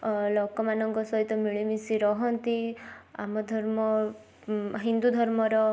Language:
Odia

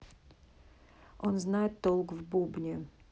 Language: Russian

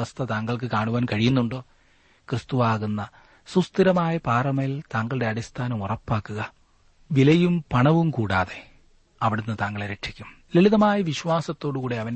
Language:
Malayalam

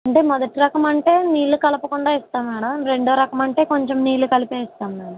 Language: Telugu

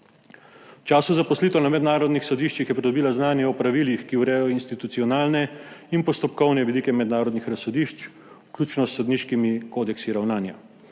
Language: Slovenian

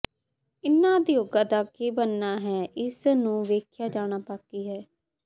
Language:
Punjabi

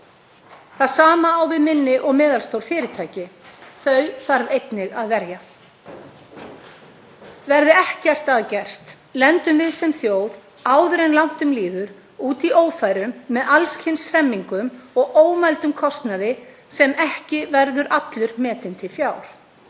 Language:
Icelandic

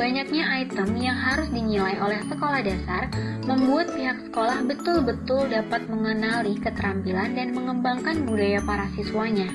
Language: Indonesian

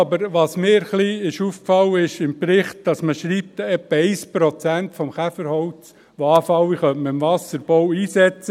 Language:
Swiss German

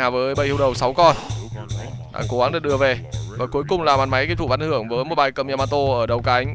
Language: Vietnamese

